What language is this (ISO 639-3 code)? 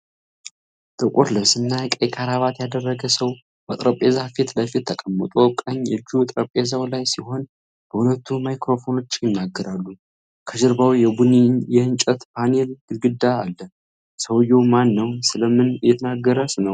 amh